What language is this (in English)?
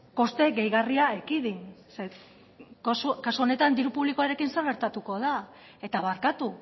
Basque